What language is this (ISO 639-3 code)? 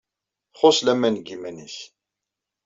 kab